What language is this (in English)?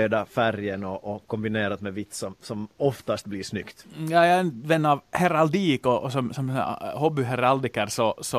Swedish